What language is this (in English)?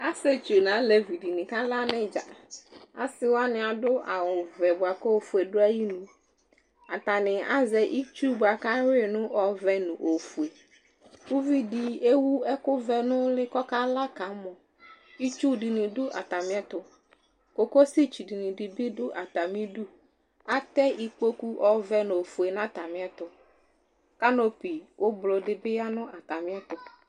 Ikposo